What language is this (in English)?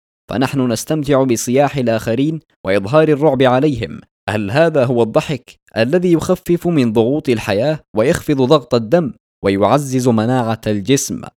Arabic